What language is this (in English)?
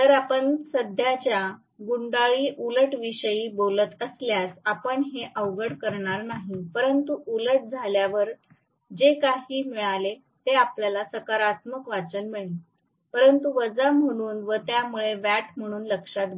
Marathi